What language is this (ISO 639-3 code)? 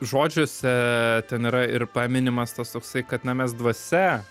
lit